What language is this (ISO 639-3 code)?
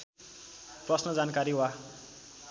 nep